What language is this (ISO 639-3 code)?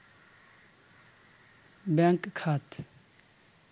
ben